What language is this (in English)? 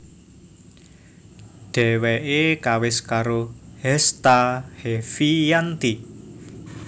Javanese